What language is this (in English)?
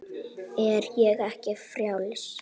Icelandic